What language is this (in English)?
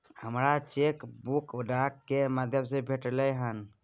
Maithili